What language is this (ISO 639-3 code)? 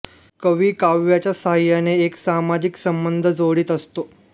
mar